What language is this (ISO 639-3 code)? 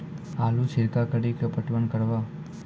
mai